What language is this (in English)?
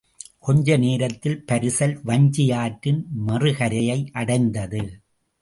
Tamil